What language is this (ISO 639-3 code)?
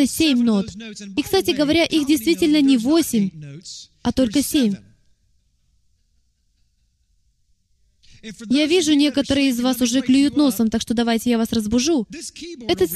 rus